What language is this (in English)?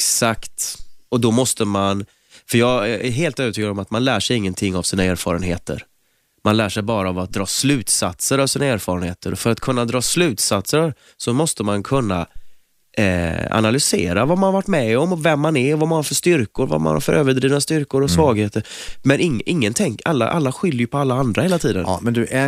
Swedish